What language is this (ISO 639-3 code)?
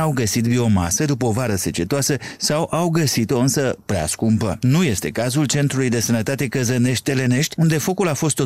ron